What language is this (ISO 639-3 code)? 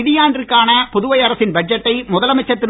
tam